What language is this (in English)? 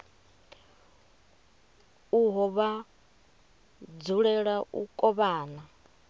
Venda